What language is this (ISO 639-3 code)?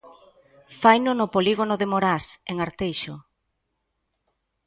glg